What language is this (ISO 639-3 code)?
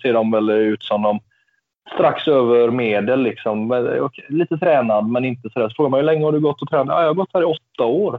swe